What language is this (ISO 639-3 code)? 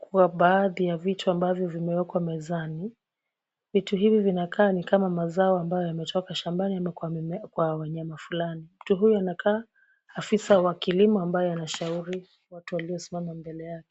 swa